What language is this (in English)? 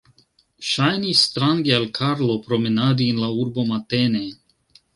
Esperanto